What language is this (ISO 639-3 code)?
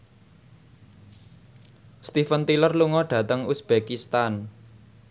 jav